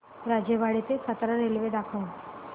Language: Marathi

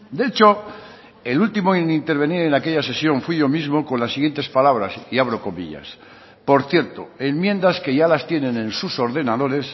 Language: Spanish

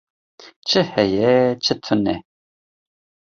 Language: Kurdish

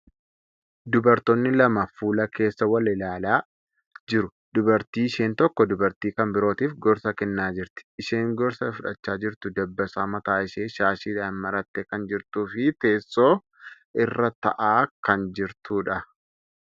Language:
Oromo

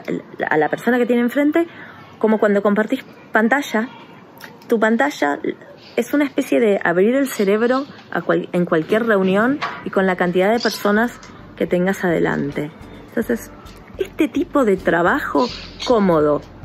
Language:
Spanish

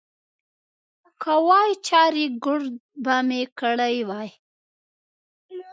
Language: Pashto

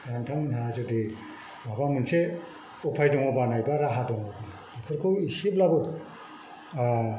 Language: Bodo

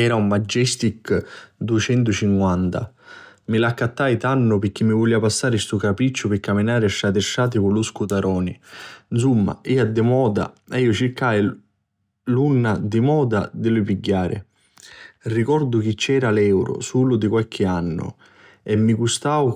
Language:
Sicilian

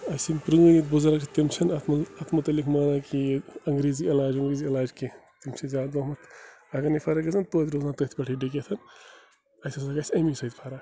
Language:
Kashmiri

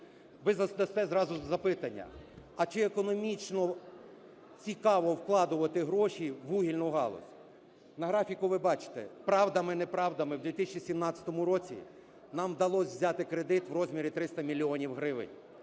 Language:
Ukrainian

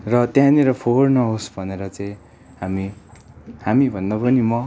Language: Nepali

